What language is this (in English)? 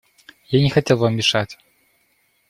Russian